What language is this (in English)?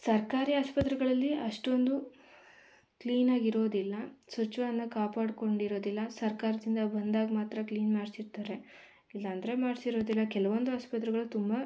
Kannada